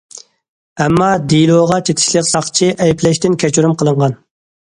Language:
Uyghur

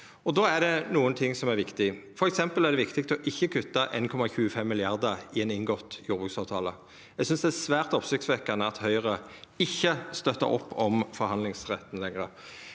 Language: Norwegian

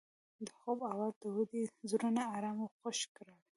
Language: Pashto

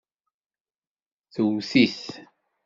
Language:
Kabyle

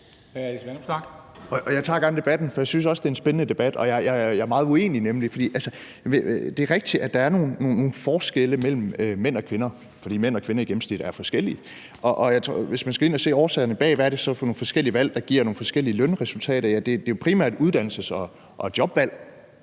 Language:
Danish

